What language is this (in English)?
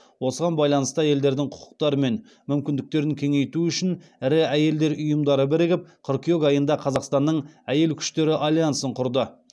Kazakh